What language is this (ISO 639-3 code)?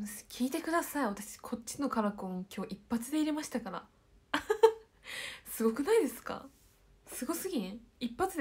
jpn